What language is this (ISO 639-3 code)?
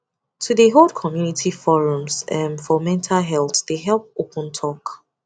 pcm